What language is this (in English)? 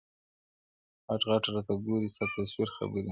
Pashto